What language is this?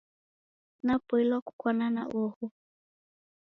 Taita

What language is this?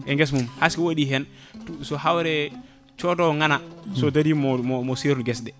Fula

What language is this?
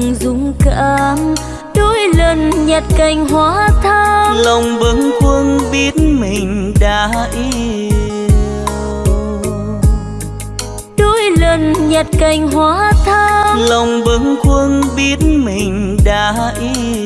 Vietnamese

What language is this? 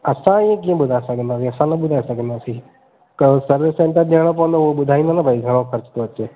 Sindhi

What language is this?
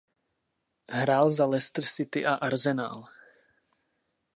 Czech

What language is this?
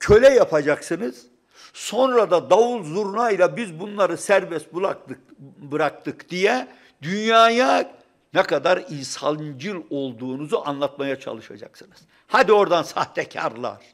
Turkish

